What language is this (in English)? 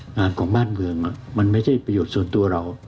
Thai